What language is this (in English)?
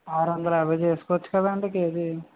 Telugu